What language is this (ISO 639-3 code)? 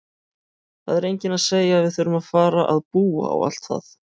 isl